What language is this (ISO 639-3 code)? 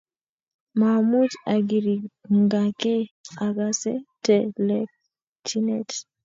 kln